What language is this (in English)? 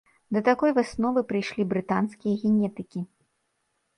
Belarusian